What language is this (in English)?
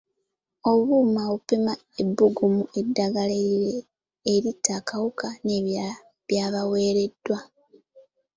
Ganda